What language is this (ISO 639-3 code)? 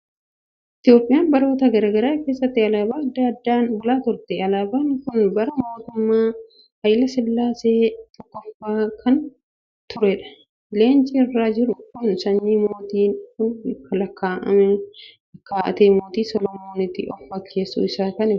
orm